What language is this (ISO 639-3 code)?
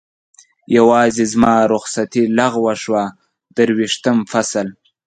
pus